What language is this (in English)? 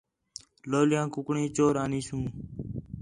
Khetrani